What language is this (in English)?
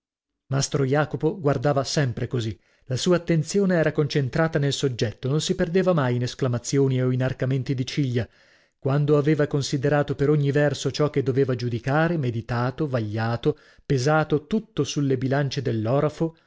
Italian